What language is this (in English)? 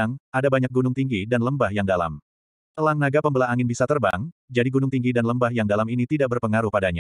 Indonesian